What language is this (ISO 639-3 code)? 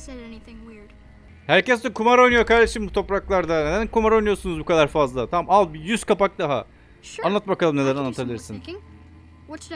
tur